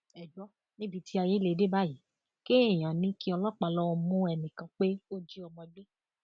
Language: Yoruba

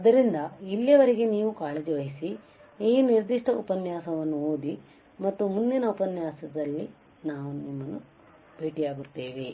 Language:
Kannada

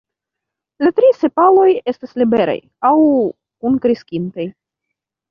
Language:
Esperanto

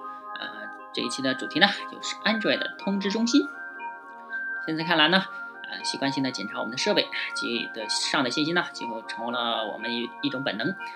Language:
Chinese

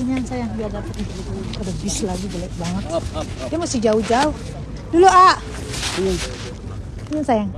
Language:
Indonesian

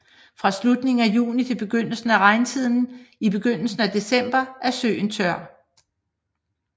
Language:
Danish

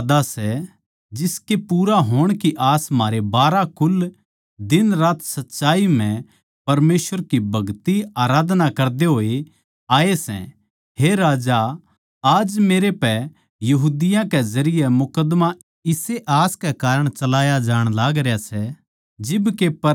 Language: Haryanvi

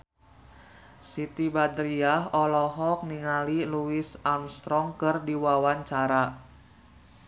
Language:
Sundanese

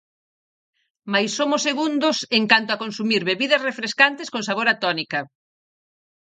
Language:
Galician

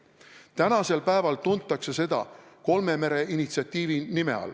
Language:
Estonian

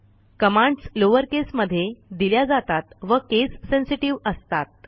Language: Marathi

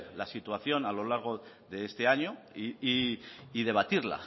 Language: Spanish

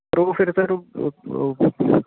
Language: Punjabi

